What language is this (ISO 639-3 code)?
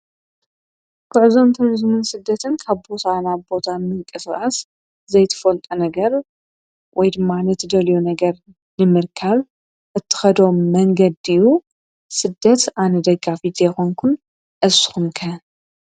tir